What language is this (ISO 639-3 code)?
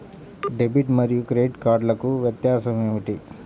tel